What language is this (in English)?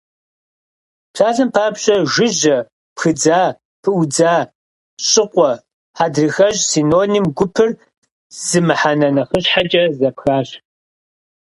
Kabardian